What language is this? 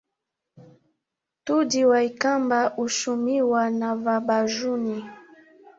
Swahili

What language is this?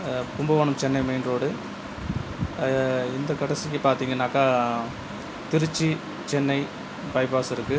Tamil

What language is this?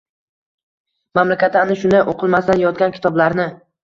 Uzbek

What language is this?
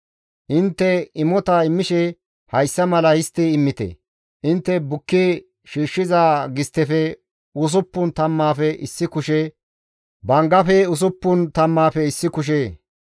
Gamo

